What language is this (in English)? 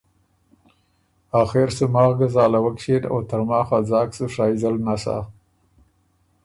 Ormuri